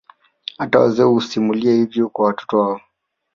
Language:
Swahili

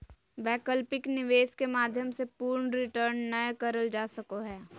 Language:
Magahi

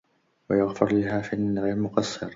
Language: Arabic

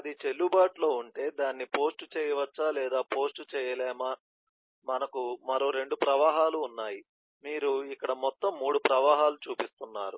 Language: Telugu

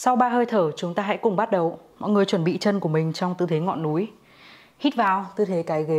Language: Vietnamese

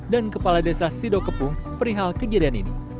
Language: Indonesian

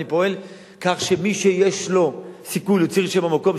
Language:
Hebrew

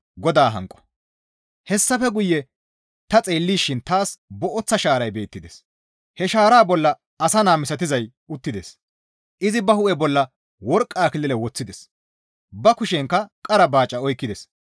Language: Gamo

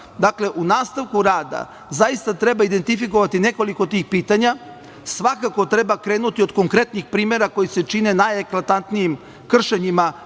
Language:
Serbian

